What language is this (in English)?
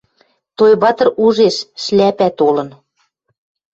Western Mari